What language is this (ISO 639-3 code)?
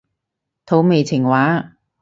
yue